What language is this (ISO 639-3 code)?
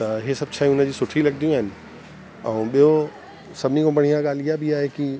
snd